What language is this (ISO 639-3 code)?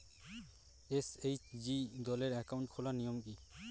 ben